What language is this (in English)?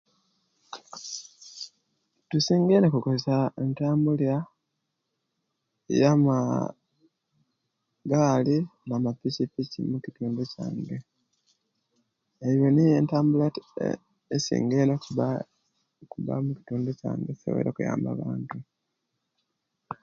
Kenyi